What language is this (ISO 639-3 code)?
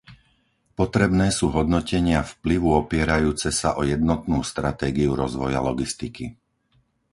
slk